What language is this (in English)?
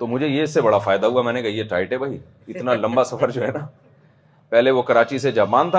Urdu